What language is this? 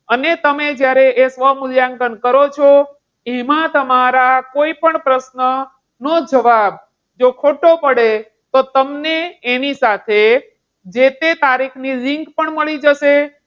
Gujarati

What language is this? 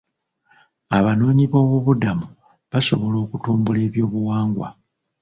Ganda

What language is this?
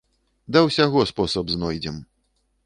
Belarusian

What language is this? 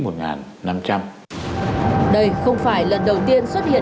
Vietnamese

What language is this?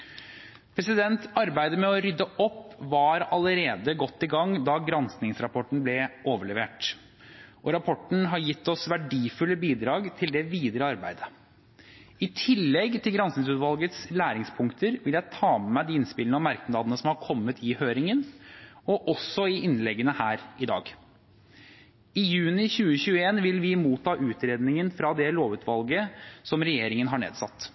Norwegian Bokmål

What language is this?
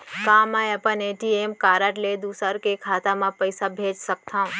Chhattisgarhi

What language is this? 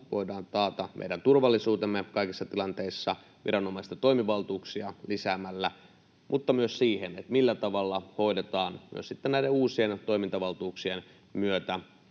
Finnish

